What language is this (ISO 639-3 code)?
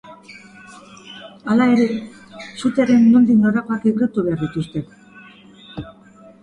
eus